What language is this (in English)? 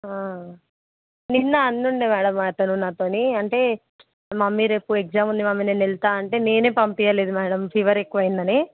Telugu